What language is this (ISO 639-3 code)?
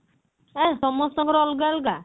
ori